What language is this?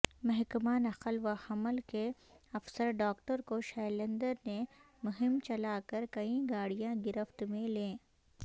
Urdu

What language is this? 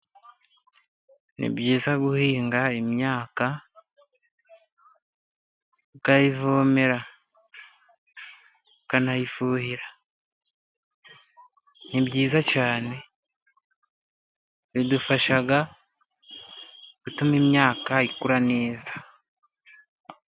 Kinyarwanda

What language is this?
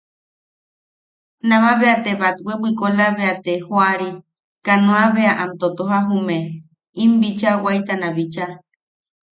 Yaqui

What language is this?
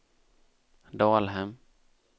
Swedish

